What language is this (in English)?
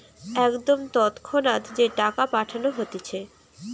Bangla